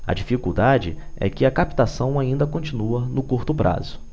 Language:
Portuguese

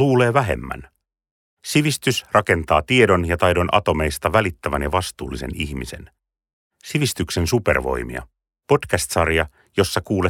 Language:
Finnish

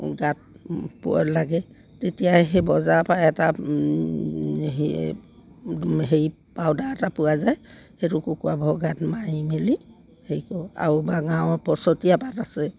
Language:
Assamese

